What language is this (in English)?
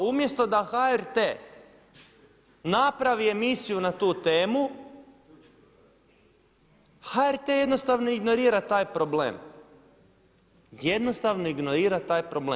Croatian